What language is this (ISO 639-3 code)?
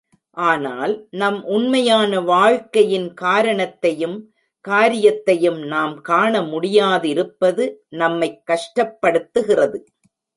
tam